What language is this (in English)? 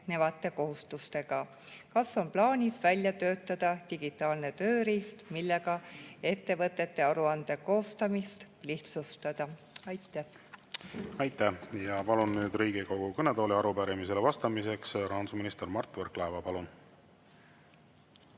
Estonian